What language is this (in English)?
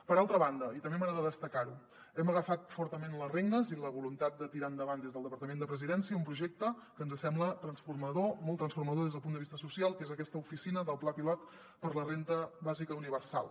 Catalan